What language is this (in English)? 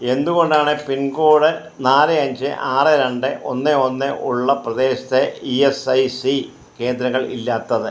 Malayalam